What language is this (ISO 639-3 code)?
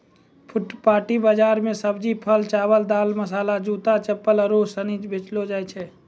mai